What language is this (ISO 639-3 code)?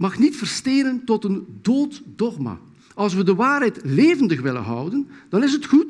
nld